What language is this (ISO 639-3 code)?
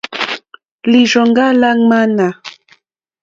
bri